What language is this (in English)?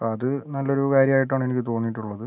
Malayalam